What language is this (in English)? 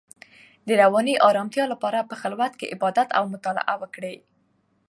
Pashto